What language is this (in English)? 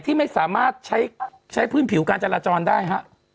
Thai